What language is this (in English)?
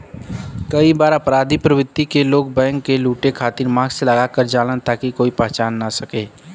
Bhojpuri